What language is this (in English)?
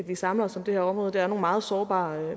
Danish